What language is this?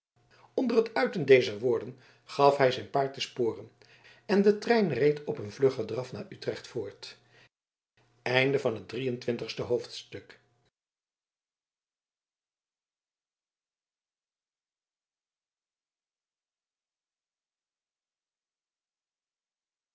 Dutch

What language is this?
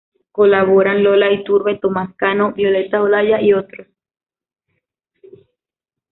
Spanish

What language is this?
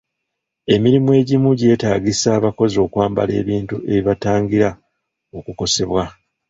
Ganda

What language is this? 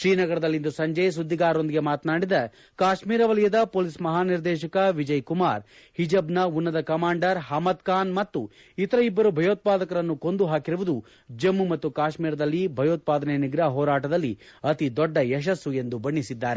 Kannada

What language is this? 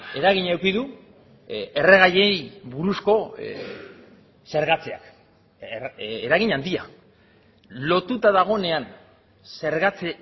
Basque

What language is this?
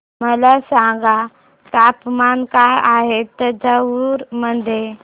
Marathi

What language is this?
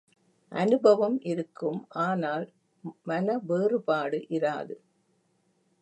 Tamil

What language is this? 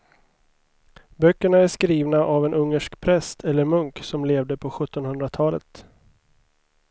Swedish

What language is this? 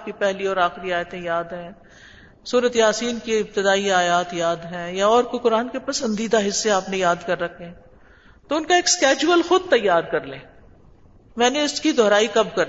Urdu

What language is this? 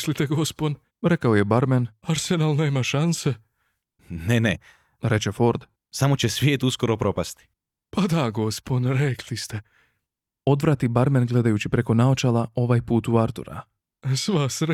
Croatian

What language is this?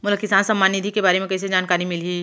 Chhattisgarhi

